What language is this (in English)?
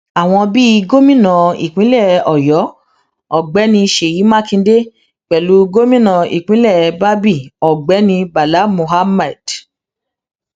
Yoruba